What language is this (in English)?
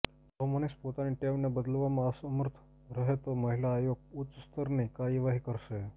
Gujarati